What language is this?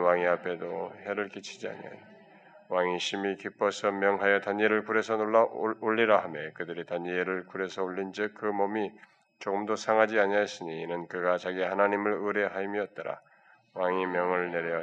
Korean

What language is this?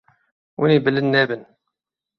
Kurdish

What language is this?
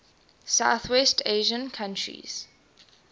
English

